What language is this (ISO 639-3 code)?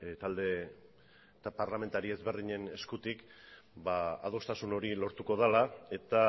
eus